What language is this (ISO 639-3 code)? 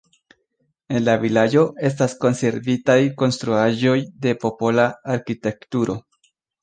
epo